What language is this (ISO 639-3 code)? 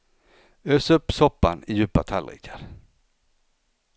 swe